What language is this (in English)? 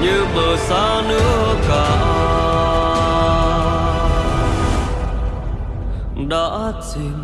Vietnamese